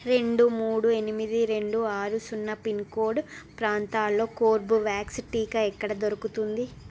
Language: Telugu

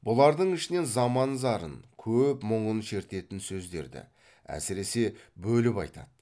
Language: Kazakh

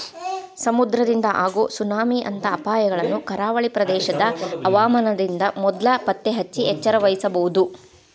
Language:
Kannada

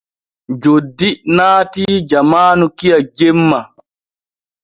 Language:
Borgu Fulfulde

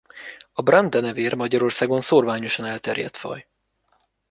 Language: Hungarian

